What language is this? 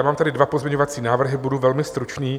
Czech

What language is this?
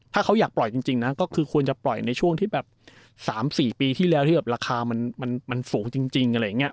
Thai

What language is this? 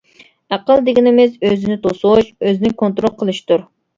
Uyghur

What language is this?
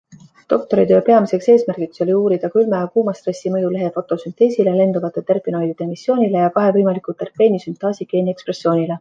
Estonian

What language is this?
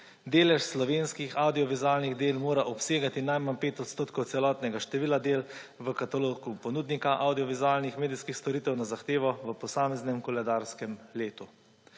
Slovenian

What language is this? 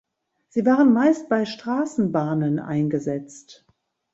German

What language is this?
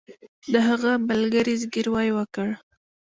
Pashto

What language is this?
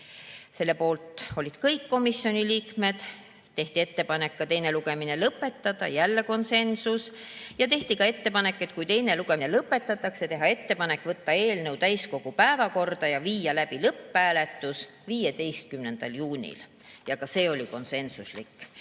Estonian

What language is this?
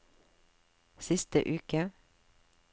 Norwegian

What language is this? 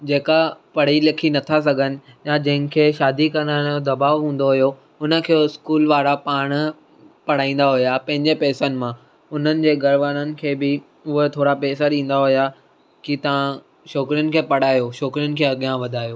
Sindhi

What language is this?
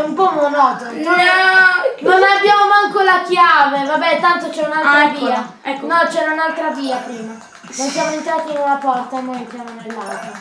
Italian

